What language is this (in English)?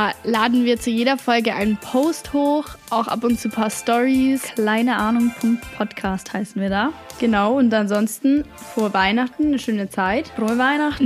German